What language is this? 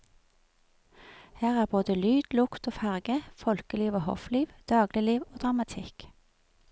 Norwegian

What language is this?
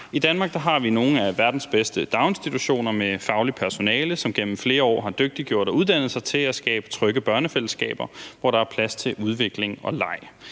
Danish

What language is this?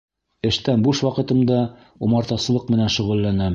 Bashkir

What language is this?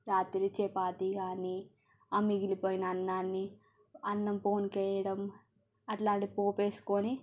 Telugu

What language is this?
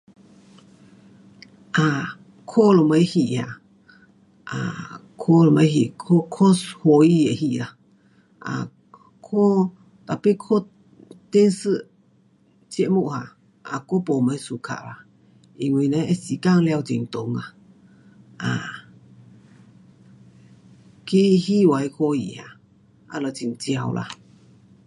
Pu-Xian Chinese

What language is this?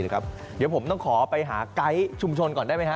Thai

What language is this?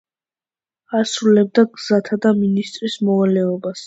Georgian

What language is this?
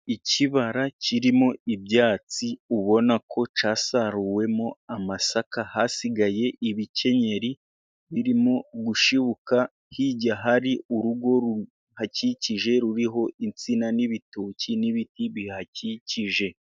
Kinyarwanda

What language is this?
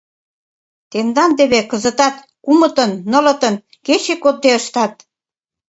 Mari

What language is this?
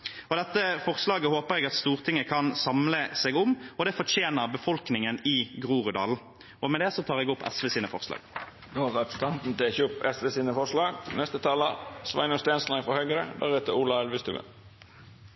Norwegian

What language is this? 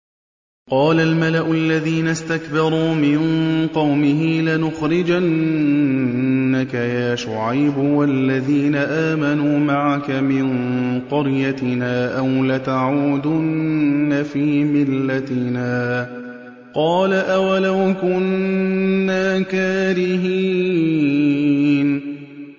Arabic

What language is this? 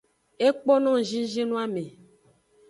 Aja (Benin)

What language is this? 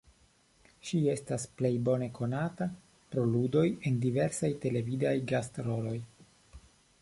Esperanto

